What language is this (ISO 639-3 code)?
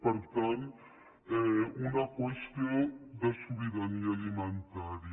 cat